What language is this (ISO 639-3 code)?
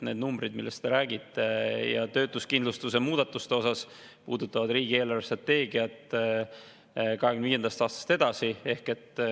est